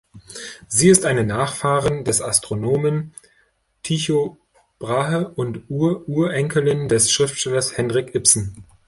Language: German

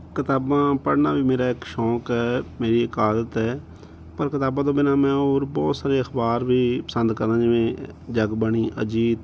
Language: Punjabi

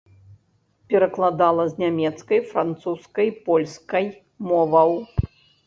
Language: Belarusian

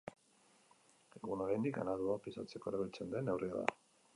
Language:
Basque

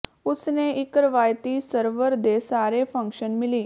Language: Punjabi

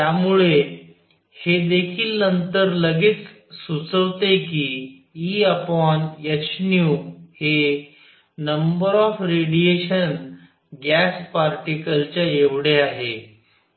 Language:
Marathi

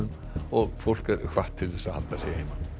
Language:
Icelandic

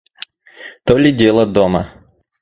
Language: Russian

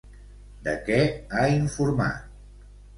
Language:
Catalan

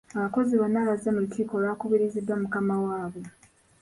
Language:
Ganda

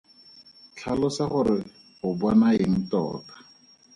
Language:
Tswana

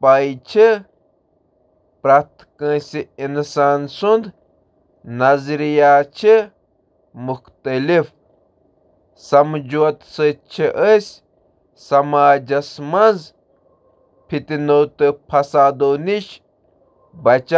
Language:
Kashmiri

